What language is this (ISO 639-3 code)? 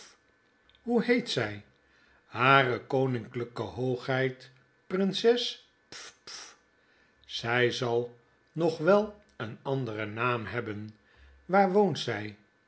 nld